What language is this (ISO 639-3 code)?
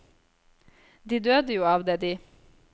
nor